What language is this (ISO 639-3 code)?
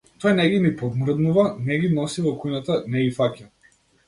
mkd